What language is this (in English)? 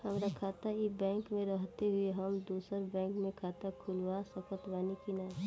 Bhojpuri